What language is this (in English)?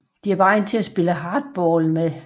Danish